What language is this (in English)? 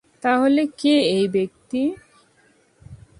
Bangla